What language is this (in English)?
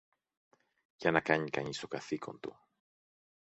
Greek